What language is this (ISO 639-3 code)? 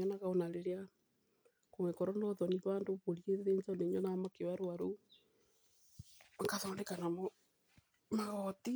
kik